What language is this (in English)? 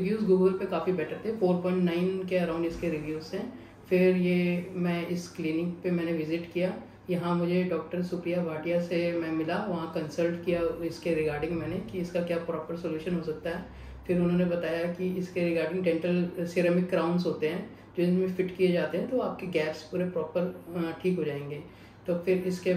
Hindi